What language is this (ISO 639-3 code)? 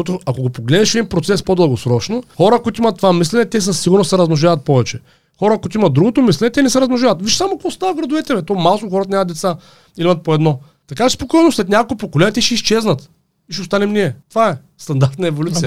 bul